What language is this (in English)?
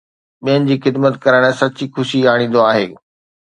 Sindhi